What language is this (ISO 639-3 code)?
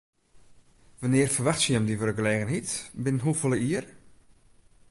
fry